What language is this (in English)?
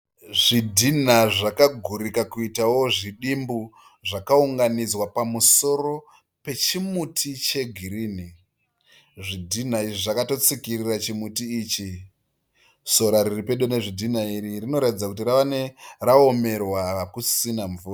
Shona